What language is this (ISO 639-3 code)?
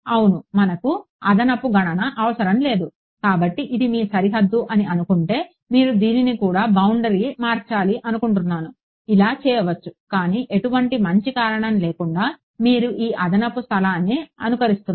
tel